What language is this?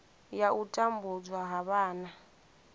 Venda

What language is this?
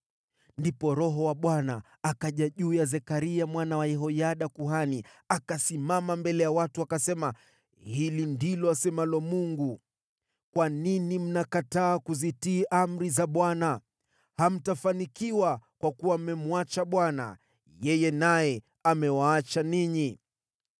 Swahili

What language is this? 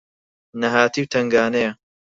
Central Kurdish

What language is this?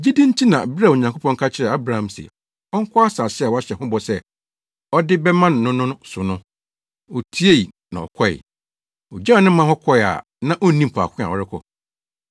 Akan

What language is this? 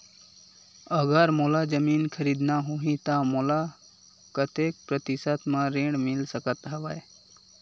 Chhattisgarhi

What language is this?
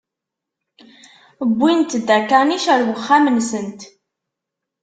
Kabyle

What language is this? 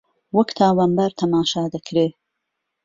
Central Kurdish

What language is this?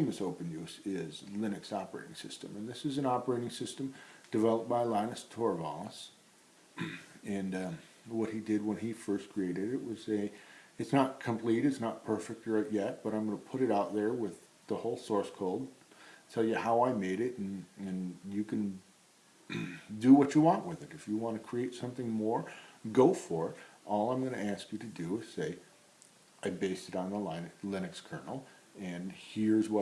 English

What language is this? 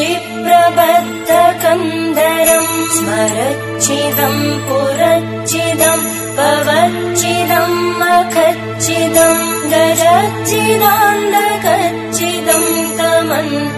Indonesian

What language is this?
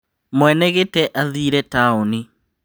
Kikuyu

